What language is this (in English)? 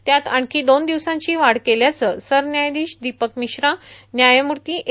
Marathi